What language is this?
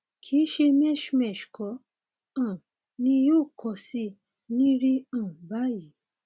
Yoruba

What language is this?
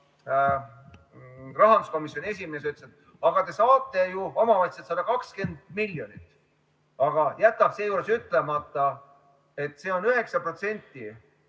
Estonian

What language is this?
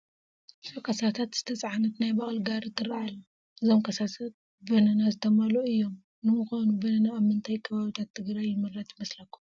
Tigrinya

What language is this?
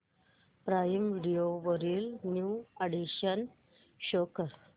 Marathi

